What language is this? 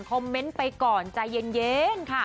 Thai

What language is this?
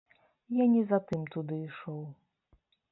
Belarusian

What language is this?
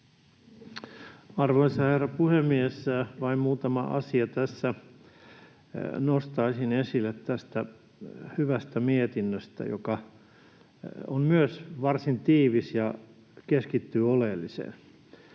Finnish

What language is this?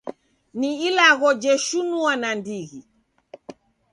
Taita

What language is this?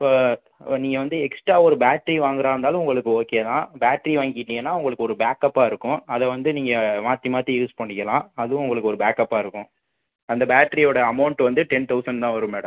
Tamil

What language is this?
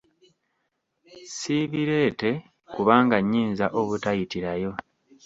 Ganda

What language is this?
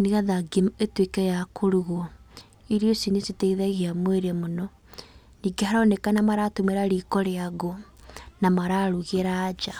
Kikuyu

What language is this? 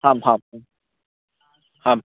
Sanskrit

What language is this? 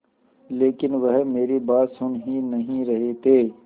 Hindi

